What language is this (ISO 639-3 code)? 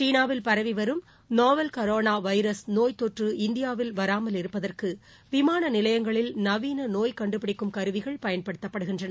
tam